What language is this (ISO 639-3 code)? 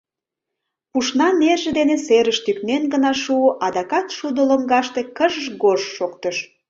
chm